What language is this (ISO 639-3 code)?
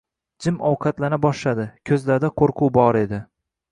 uzb